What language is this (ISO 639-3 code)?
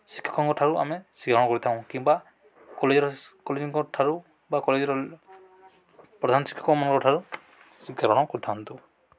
ori